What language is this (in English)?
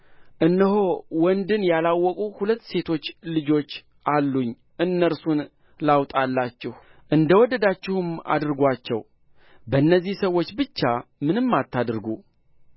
Amharic